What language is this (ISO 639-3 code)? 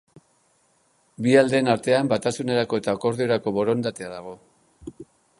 eus